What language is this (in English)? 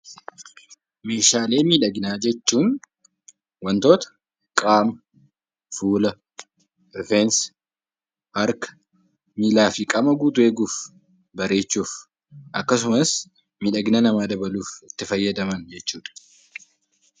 Oromo